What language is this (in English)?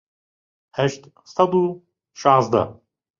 Central Kurdish